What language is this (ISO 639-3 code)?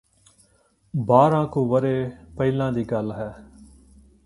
pan